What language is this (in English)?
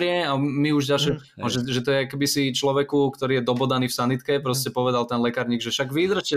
Slovak